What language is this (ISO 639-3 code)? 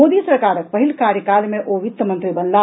mai